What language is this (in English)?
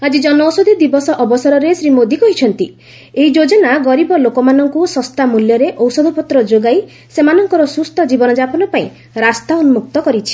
Odia